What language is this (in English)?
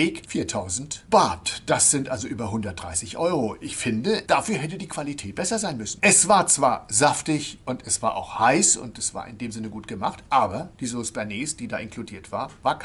German